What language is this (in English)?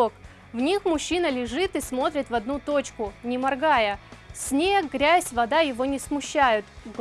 Russian